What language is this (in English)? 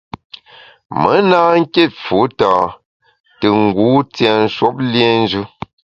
Bamun